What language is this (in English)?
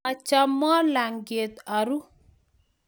Kalenjin